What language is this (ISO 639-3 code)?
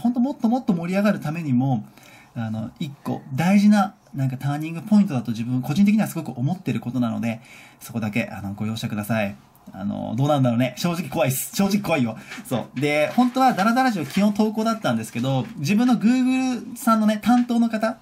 jpn